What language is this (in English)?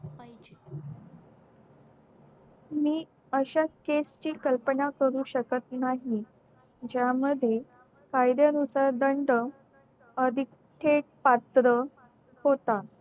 Marathi